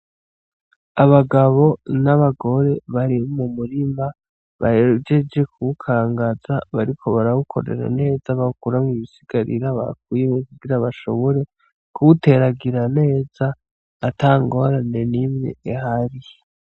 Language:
Rundi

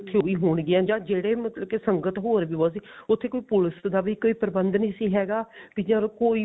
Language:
Punjabi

